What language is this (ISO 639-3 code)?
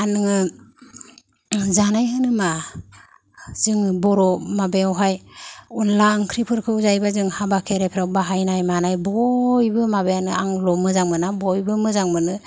brx